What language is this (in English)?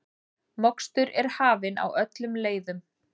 Icelandic